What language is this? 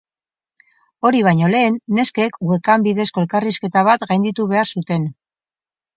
Basque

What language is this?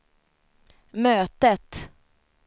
Swedish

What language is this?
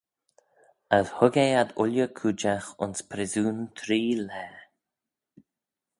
Manx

